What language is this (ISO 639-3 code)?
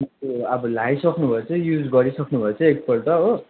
nep